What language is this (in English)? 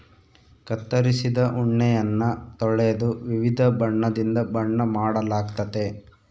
Kannada